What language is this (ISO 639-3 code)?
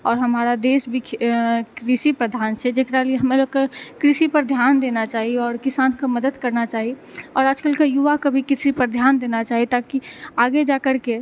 mai